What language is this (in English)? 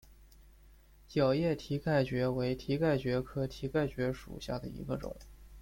Chinese